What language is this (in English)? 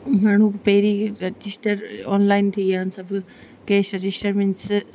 Sindhi